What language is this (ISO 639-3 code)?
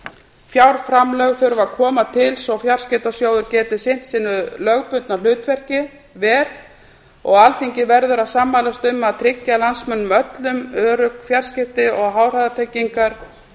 isl